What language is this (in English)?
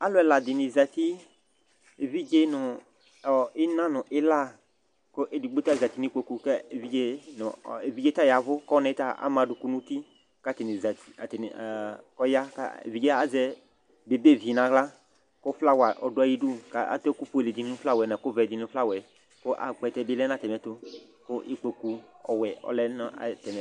Ikposo